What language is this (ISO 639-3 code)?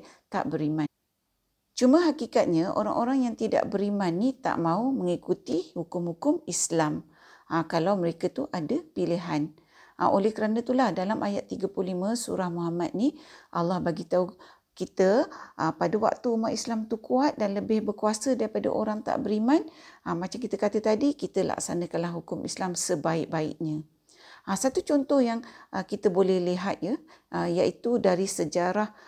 msa